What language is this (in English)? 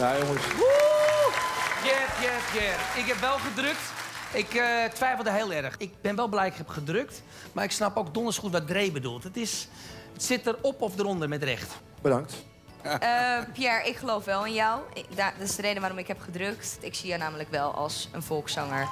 Dutch